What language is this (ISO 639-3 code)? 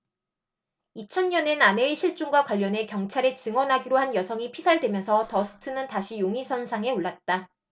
kor